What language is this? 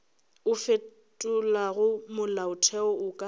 Northern Sotho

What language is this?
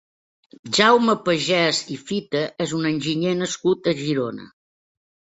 Catalan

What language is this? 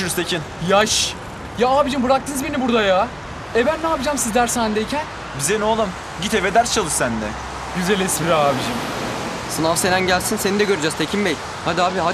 Turkish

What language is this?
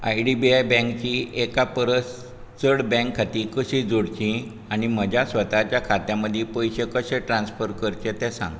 Konkani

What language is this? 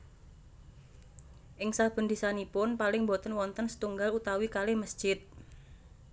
Javanese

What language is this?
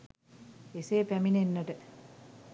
Sinhala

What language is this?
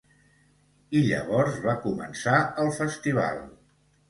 Catalan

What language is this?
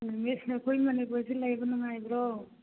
Manipuri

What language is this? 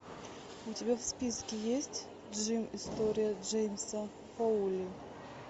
Russian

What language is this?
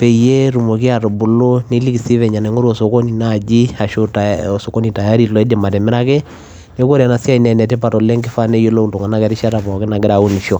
Masai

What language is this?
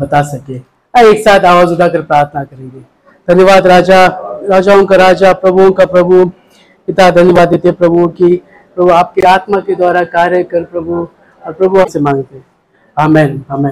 Hindi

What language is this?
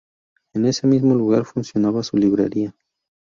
Spanish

